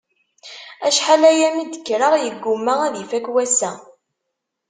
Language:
Kabyle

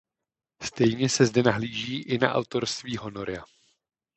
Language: Czech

